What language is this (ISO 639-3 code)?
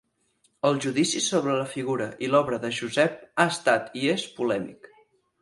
cat